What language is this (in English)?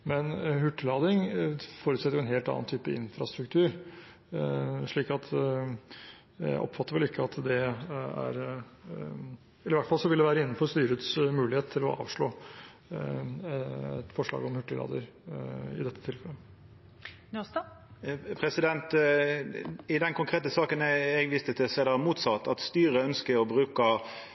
Norwegian